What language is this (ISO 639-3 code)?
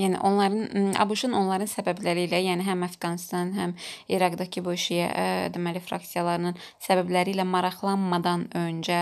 tur